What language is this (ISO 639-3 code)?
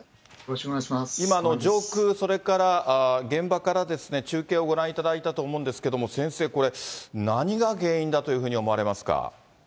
jpn